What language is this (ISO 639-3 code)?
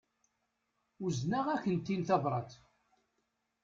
kab